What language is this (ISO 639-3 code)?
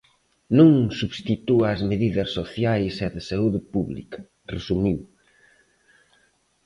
glg